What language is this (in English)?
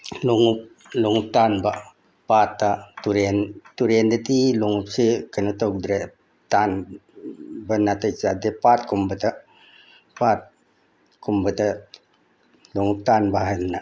Manipuri